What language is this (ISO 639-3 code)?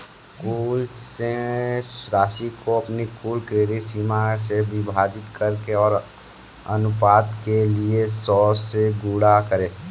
hin